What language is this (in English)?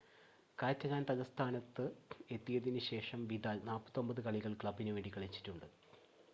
Malayalam